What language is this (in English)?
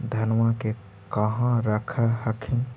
Magahi